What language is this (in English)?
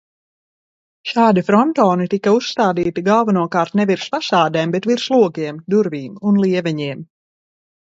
Latvian